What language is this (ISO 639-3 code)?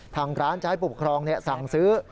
tha